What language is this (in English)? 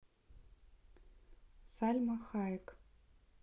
Russian